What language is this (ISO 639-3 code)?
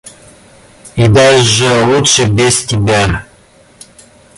rus